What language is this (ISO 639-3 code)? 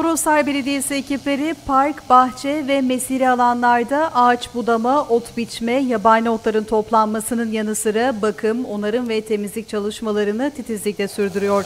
tur